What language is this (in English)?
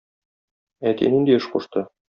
Tatar